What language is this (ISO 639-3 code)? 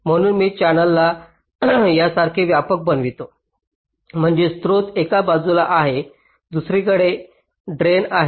mar